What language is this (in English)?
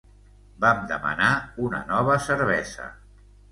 Catalan